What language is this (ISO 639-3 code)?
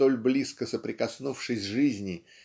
rus